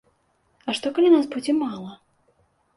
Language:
Belarusian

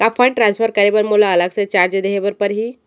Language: Chhattisgarhi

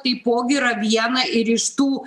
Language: Lithuanian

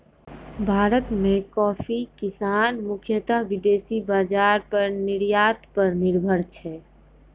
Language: Maithili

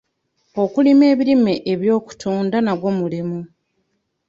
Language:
Ganda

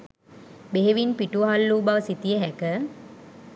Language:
Sinhala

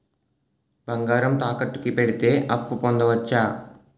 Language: Telugu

